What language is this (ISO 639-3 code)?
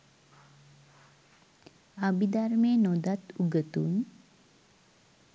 sin